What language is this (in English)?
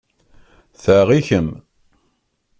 Kabyle